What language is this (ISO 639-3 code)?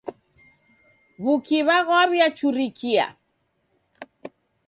dav